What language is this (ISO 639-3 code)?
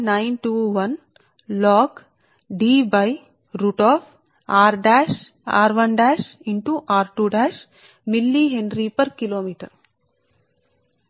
tel